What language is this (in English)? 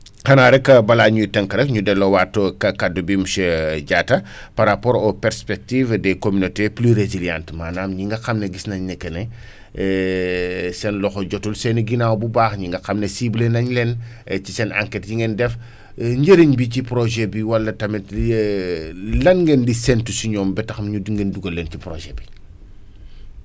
Wolof